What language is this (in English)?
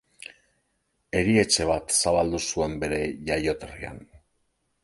Basque